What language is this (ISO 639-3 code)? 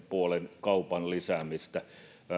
fin